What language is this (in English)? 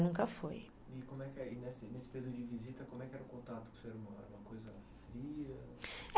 Portuguese